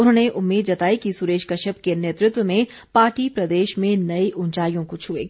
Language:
Hindi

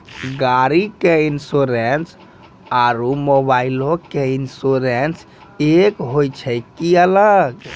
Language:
Maithili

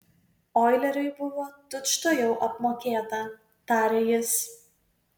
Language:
Lithuanian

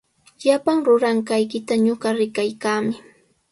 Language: Sihuas Ancash Quechua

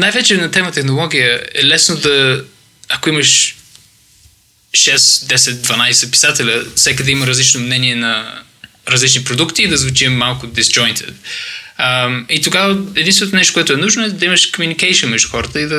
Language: Bulgarian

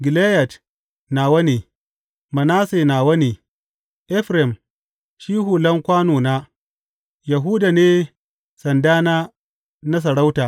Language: Hausa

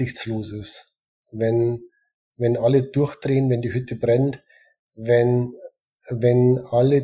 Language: German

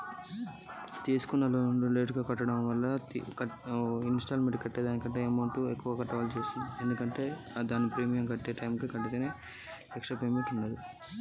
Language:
Telugu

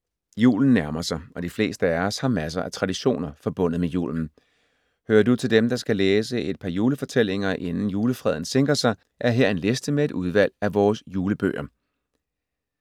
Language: Danish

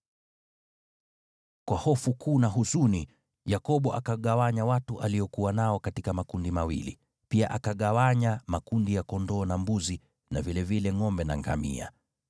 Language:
Swahili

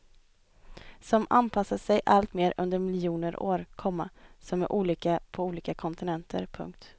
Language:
Swedish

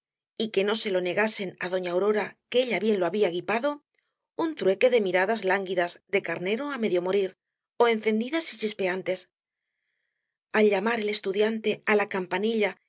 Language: Spanish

